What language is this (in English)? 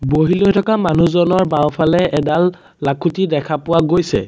Assamese